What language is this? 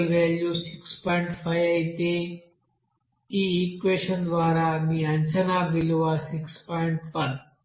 Telugu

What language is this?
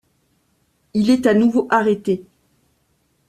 French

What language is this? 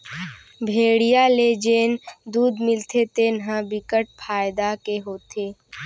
Chhattisgarhi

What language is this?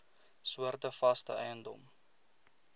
Afrikaans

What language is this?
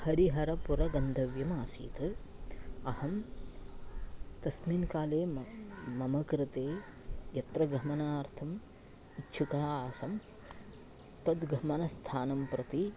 Sanskrit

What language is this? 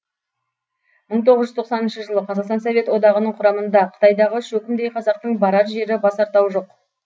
Kazakh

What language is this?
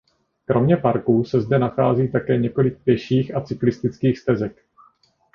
Czech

